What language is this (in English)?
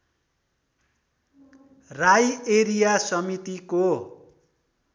Nepali